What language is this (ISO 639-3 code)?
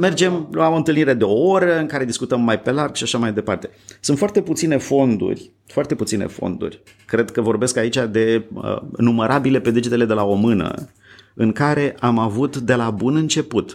ron